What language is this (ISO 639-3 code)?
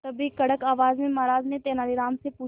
hin